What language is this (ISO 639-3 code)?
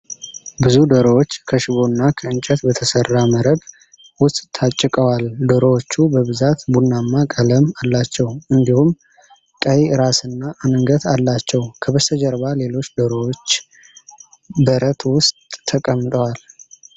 amh